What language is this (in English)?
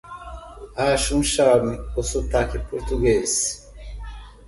Portuguese